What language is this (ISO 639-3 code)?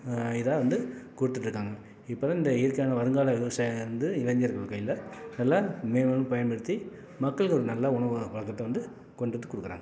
tam